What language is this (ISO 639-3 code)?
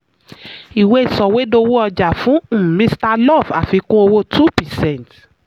yor